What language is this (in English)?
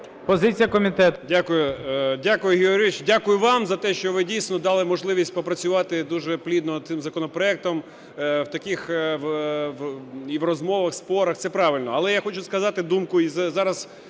Ukrainian